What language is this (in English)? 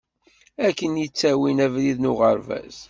Kabyle